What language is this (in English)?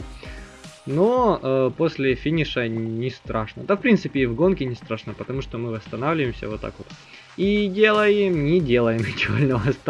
Russian